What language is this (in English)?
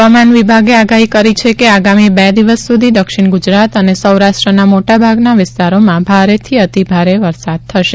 Gujarati